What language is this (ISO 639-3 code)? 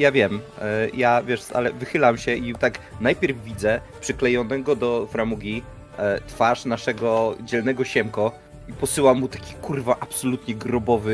pol